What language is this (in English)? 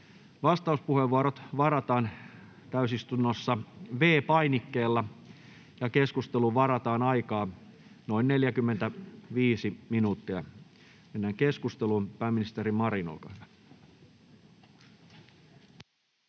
Finnish